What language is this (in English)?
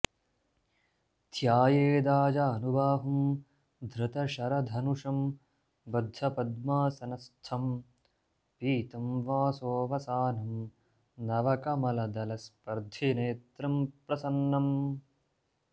Sanskrit